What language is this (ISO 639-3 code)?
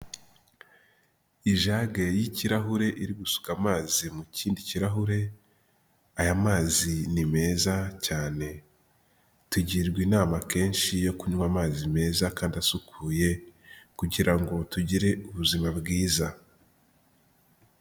kin